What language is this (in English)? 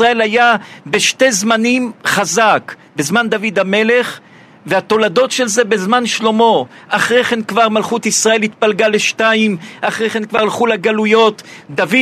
Hebrew